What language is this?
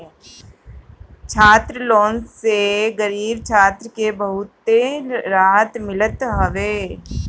Bhojpuri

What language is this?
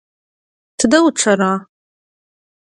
Adyghe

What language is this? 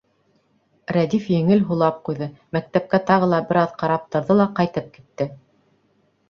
Bashkir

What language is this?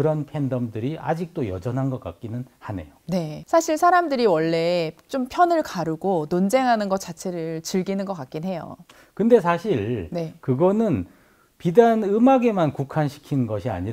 Korean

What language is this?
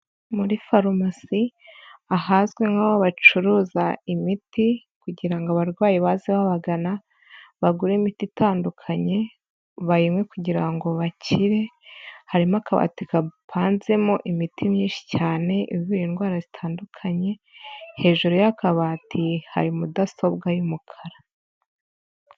Kinyarwanda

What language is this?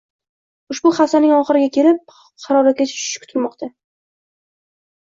Uzbek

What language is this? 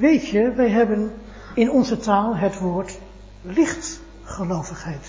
Dutch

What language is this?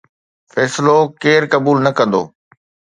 Sindhi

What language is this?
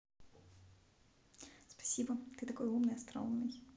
Russian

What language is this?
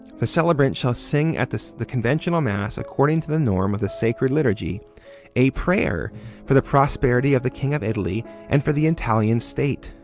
English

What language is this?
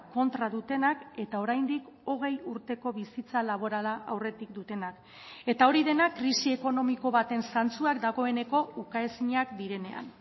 Basque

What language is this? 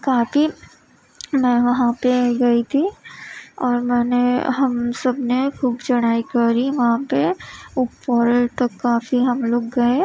Urdu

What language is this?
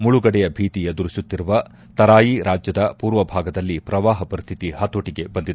Kannada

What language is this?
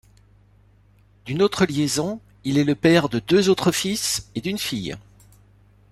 French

